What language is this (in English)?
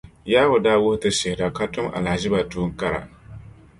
Dagbani